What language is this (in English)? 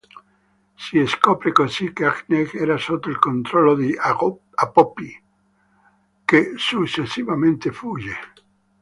Italian